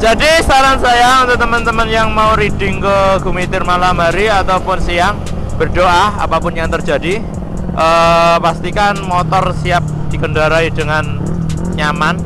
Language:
Indonesian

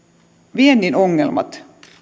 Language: Finnish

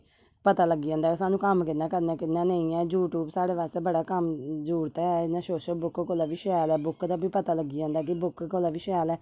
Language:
Dogri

